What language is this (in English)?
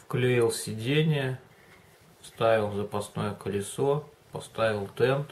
Russian